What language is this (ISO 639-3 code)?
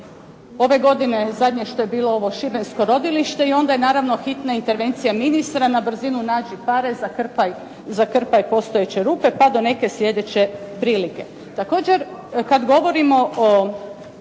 hrv